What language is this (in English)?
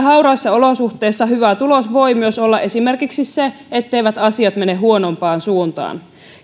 Finnish